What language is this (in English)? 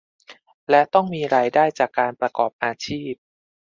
Thai